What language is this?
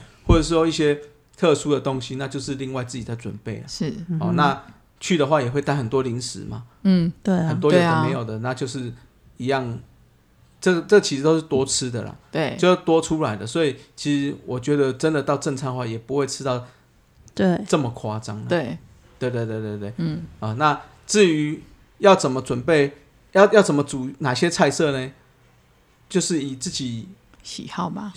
Chinese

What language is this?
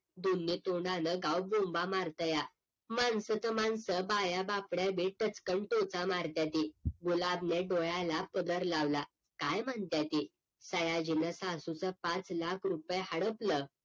Marathi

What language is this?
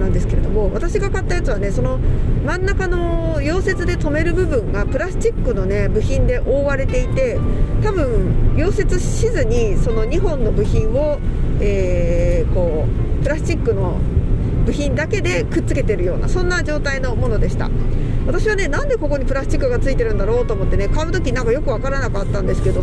Japanese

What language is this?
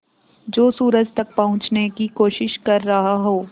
Hindi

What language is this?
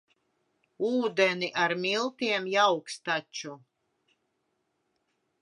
Latvian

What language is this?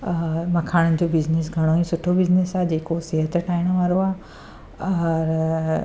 Sindhi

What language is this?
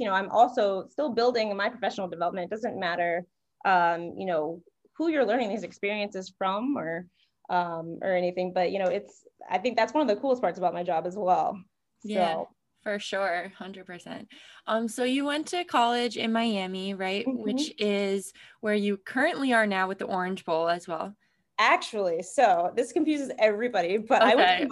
English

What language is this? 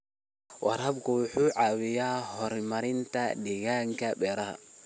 Somali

